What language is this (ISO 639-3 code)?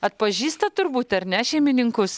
lit